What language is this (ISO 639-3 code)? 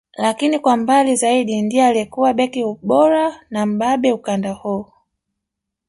swa